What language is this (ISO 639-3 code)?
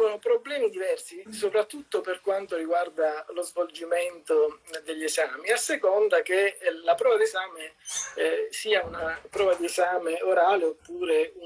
ita